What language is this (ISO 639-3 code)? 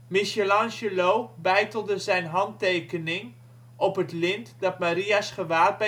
nld